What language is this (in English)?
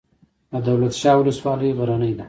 Pashto